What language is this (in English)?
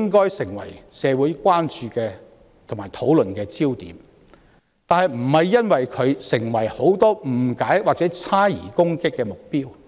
Cantonese